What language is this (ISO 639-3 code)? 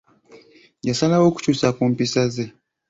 lug